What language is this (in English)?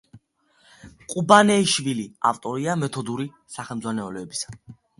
Georgian